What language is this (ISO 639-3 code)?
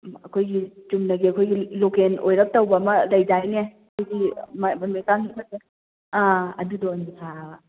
mni